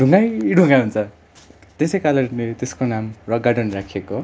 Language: Nepali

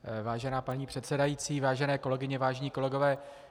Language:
Czech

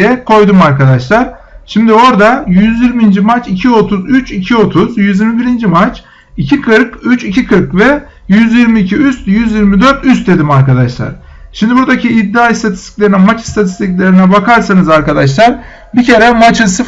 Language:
Turkish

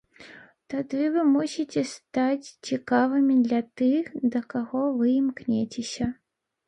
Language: Belarusian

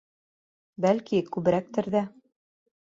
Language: Bashkir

